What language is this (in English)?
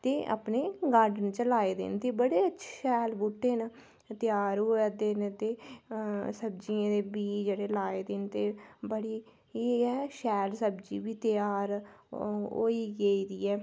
Dogri